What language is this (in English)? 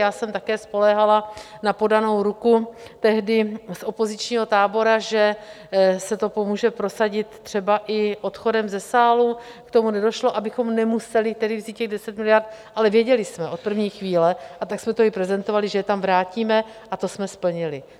Czech